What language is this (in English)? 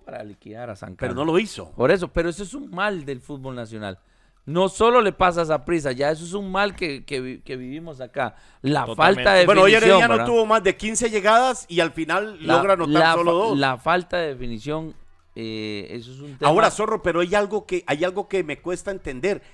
Spanish